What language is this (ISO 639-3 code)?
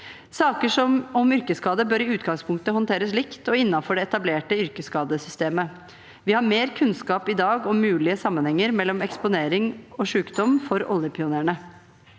nor